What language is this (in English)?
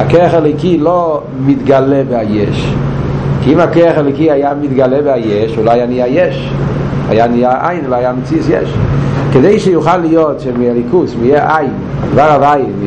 Hebrew